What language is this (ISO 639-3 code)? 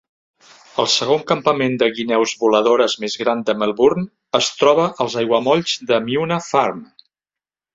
cat